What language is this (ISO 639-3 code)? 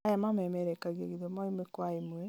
kik